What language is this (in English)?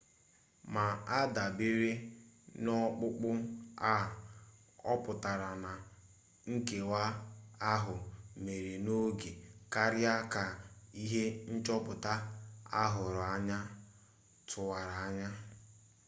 Igbo